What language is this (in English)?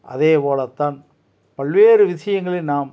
Tamil